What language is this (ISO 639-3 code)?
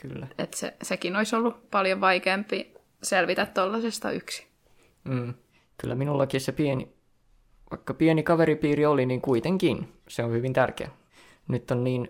fin